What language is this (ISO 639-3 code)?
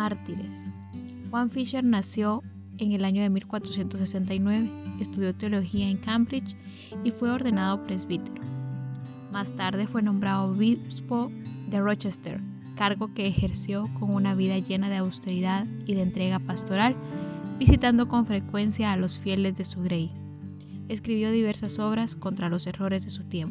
spa